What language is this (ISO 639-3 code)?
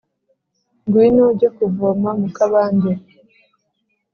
kin